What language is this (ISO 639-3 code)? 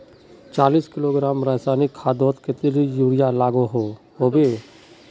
mag